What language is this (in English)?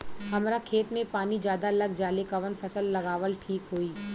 Bhojpuri